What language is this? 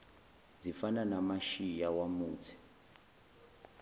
Zulu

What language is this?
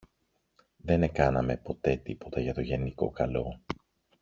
Greek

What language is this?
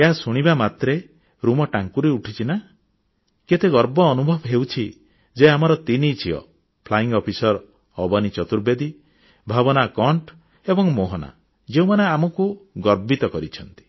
Odia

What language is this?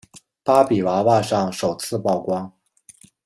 Chinese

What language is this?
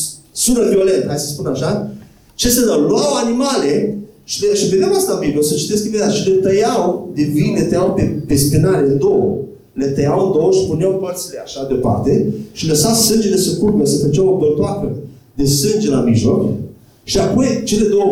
Romanian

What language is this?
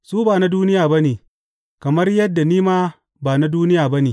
Hausa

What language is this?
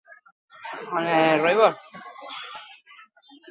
Basque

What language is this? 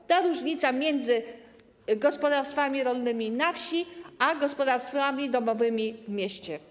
Polish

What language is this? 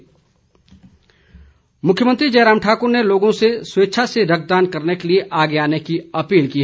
Hindi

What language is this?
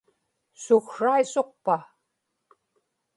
Inupiaq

